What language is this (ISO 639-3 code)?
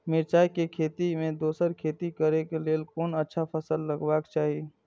mai